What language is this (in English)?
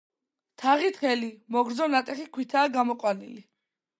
Georgian